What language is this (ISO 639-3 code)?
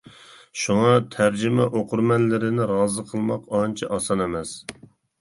uig